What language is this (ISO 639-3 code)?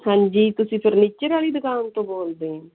pan